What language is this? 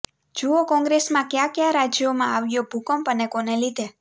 Gujarati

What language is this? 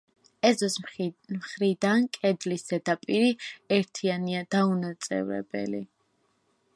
Georgian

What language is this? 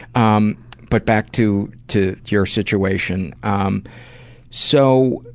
English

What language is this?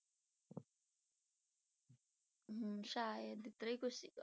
Punjabi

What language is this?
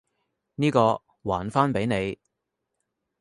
Cantonese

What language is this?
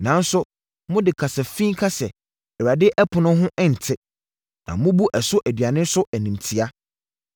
Akan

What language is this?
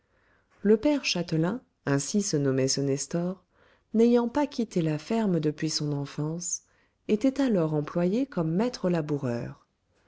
French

